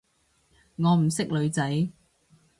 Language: Cantonese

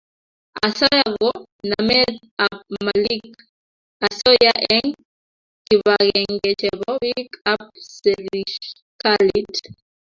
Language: Kalenjin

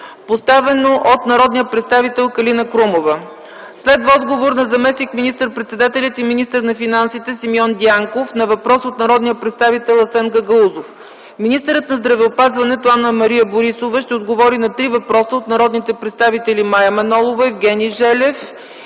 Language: Bulgarian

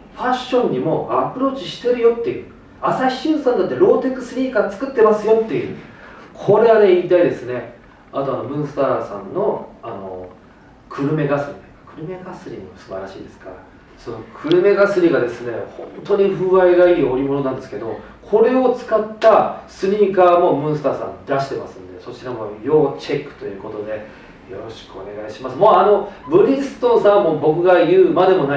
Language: Japanese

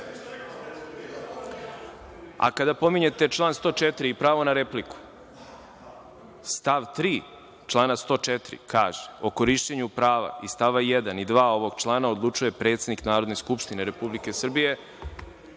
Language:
Serbian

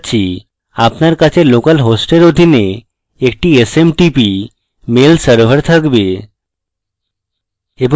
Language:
Bangla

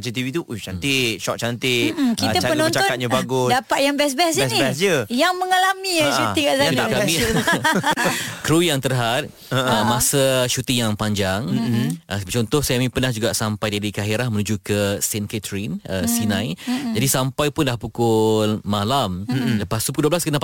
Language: Malay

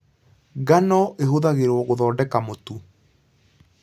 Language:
Kikuyu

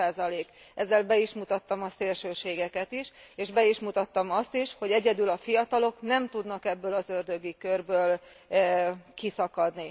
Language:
Hungarian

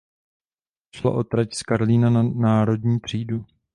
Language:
Czech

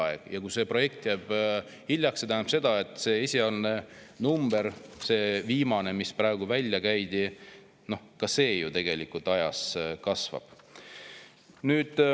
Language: Estonian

